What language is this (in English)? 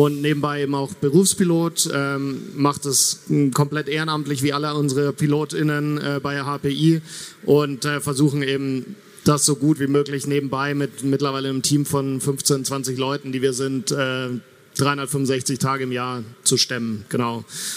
German